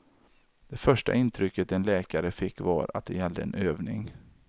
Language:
Swedish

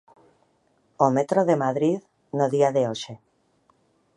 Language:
Galician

